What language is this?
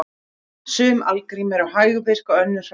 Icelandic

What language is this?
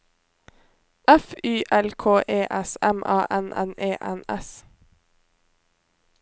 Norwegian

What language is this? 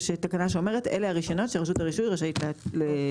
Hebrew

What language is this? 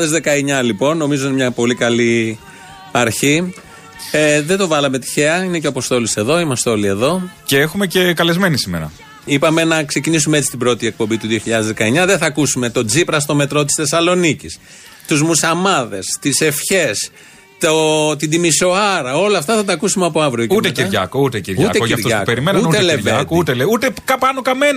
Greek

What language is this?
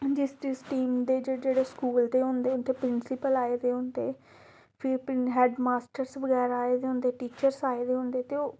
Dogri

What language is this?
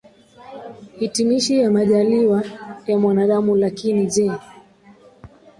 Swahili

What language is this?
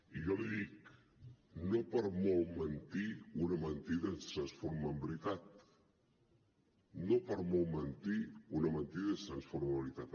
Catalan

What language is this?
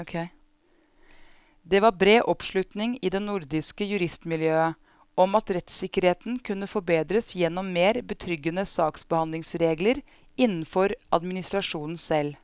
Norwegian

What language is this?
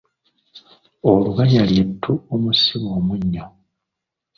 Ganda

